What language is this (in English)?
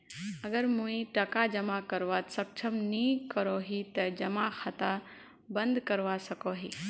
Magahi